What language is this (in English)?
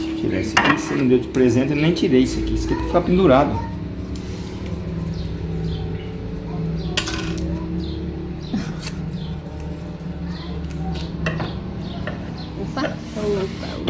Portuguese